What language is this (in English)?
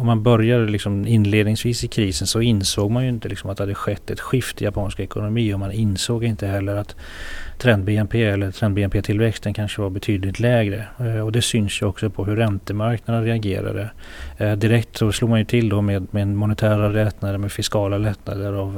Swedish